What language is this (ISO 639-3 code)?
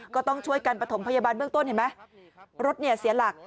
tha